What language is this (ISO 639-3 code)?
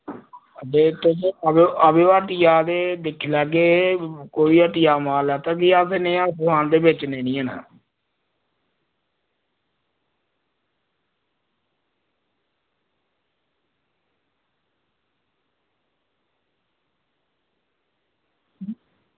doi